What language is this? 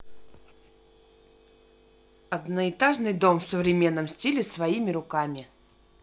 Russian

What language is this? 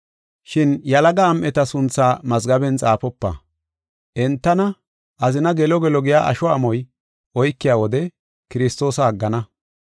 Gofa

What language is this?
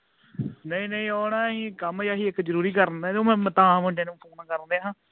Punjabi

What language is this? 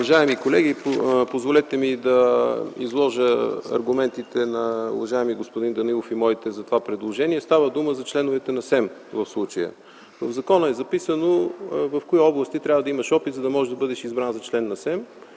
Bulgarian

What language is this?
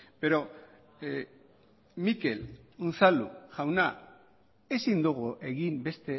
Basque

